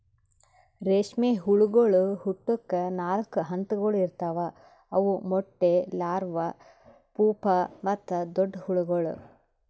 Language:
Kannada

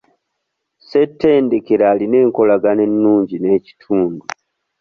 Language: Ganda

